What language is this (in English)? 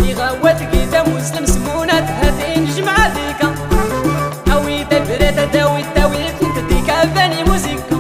Arabic